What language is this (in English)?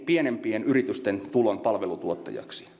Finnish